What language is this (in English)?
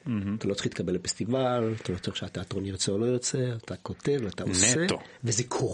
Hebrew